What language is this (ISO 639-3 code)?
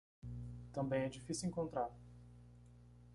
por